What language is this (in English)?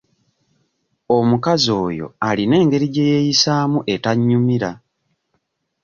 Ganda